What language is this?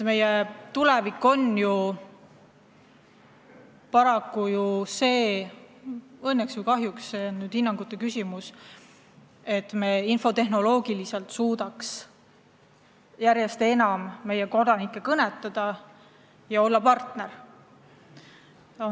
Estonian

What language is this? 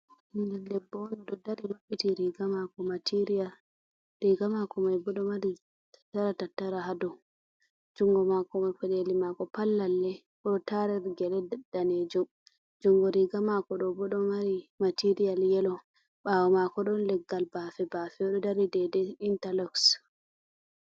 Fula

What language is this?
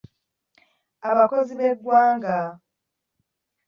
Ganda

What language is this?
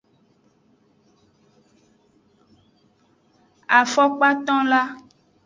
Aja (Benin)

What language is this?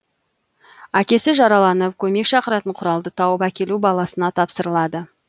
Kazakh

